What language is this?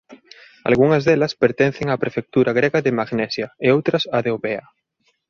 Galician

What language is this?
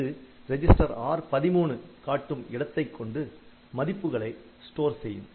Tamil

